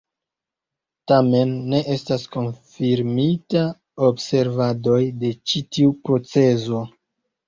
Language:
Esperanto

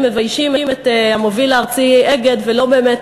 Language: Hebrew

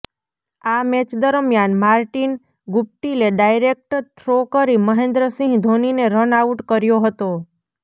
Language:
Gujarati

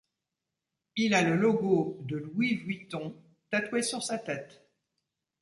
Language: French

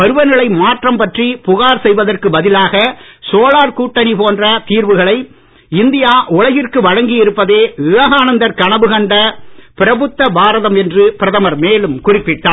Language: Tamil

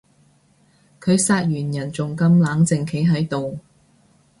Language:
Cantonese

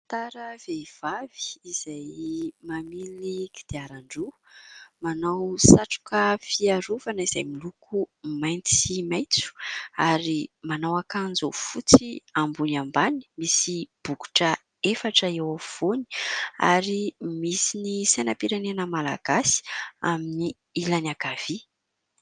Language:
Malagasy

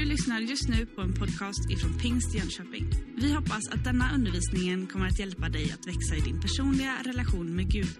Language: Swedish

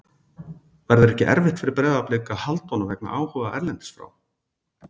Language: Icelandic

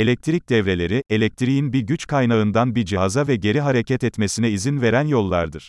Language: Turkish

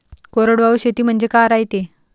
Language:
Marathi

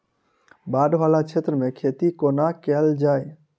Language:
Maithili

